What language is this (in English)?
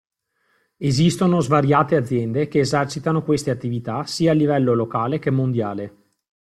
Italian